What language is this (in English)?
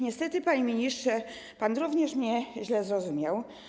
Polish